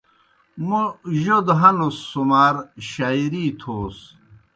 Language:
Kohistani Shina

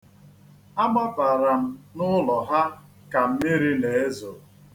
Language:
Igbo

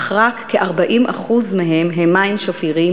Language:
Hebrew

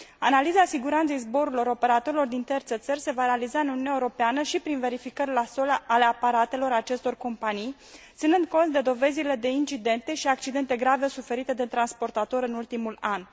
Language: Romanian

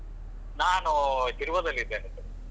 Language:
Kannada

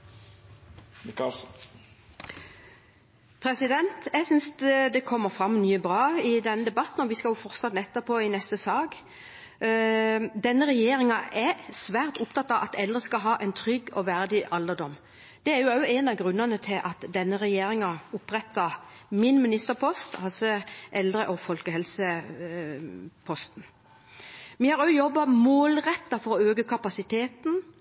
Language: Norwegian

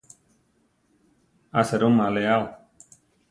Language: Central Tarahumara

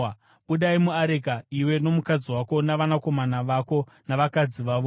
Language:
Shona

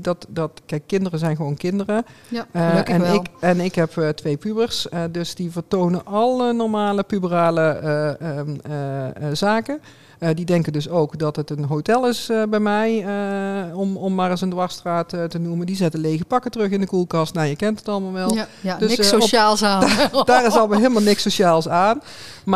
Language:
Dutch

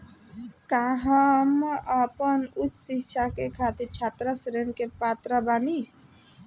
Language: Bhojpuri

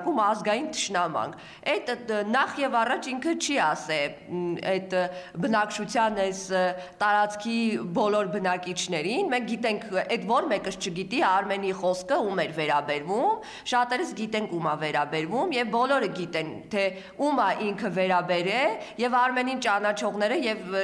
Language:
Romanian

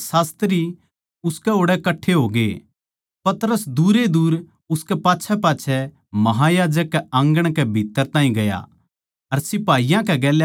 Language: Haryanvi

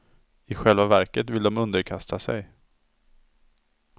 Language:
Swedish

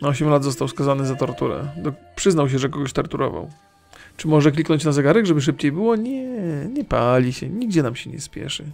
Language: Polish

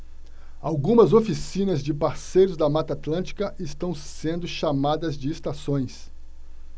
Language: Portuguese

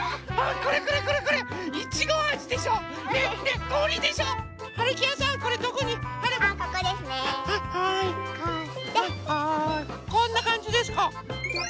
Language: Japanese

